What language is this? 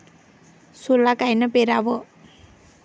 Marathi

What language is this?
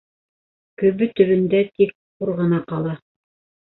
Bashkir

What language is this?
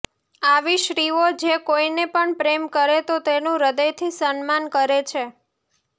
Gujarati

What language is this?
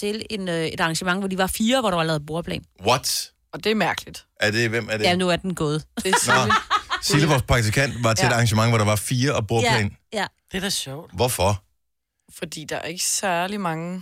Danish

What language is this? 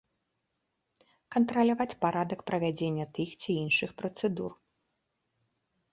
Belarusian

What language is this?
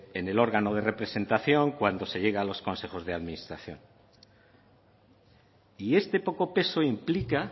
Spanish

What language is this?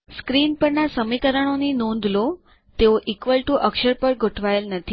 Gujarati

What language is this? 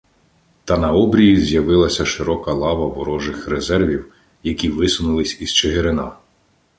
Ukrainian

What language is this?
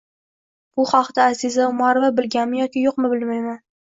Uzbek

